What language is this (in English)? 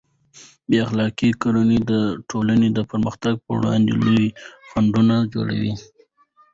Pashto